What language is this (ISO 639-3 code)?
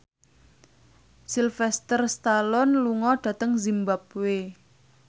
jav